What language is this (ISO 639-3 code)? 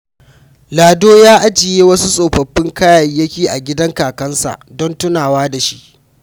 hau